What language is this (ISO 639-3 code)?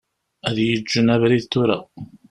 kab